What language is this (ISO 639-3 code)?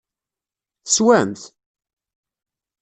kab